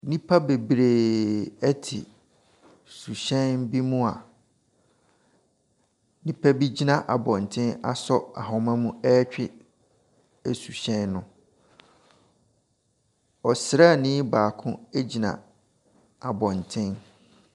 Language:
Akan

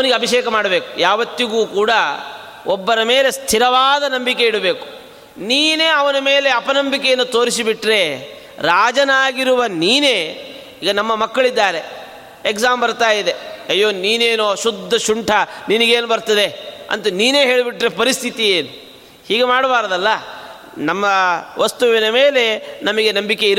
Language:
Kannada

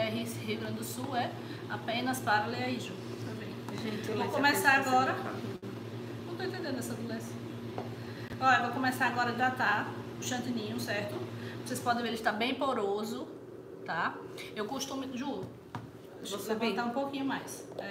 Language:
Portuguese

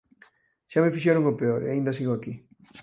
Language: Galician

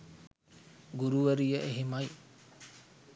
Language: Sinhala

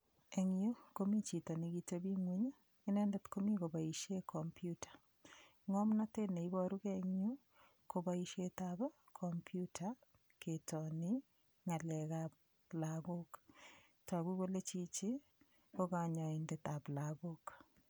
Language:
Kalenjin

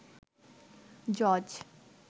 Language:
Bangla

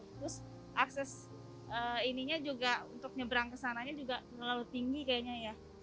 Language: Indonesian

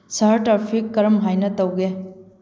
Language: Manipuri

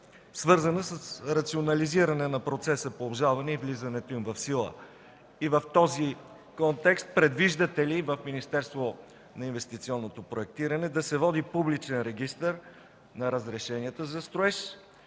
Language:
Bulgarian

